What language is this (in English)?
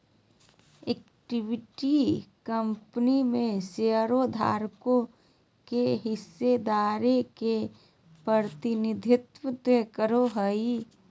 Magahi